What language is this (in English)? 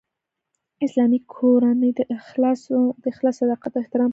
Pashto